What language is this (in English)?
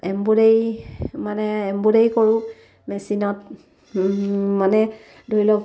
Assamese